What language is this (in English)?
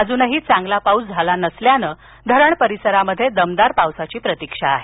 Marathi